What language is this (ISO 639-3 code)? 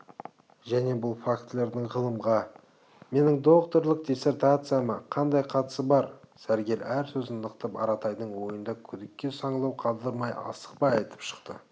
kaz